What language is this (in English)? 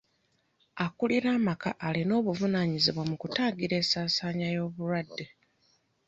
Ganda